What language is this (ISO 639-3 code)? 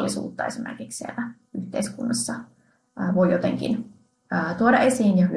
fin